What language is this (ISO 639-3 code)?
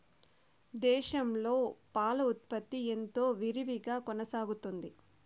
tel